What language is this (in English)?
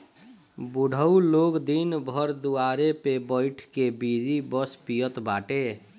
Bhojpuri